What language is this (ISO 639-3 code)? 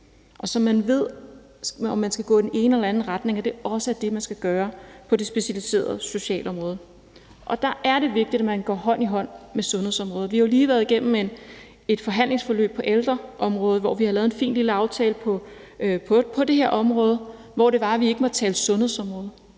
dan